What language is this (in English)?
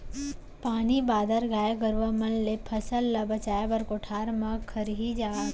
Chhattisgarhi